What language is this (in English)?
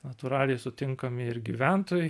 Lithuanian